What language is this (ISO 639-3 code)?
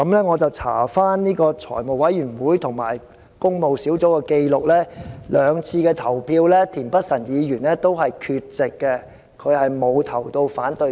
yue